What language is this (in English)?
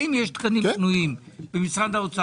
Hebrew